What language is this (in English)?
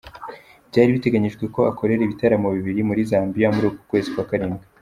Kinyarwanda